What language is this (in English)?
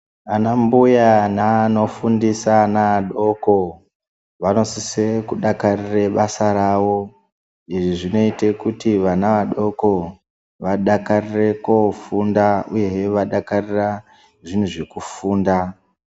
Ndau